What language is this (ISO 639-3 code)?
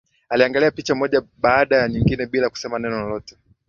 swa